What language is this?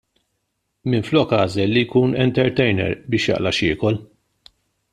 Maltese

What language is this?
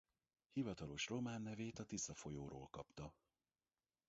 Hungarian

